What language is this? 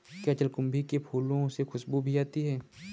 Hindi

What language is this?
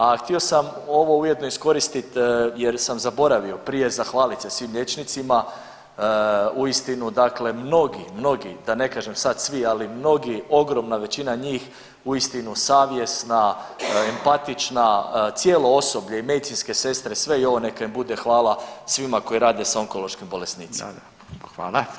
Croatian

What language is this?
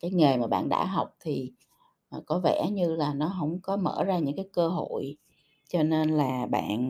Vietnamese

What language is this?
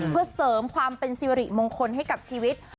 Thai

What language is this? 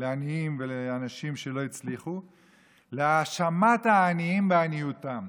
Hebrew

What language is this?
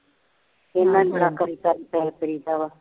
Punjabi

